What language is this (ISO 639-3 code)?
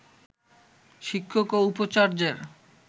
ben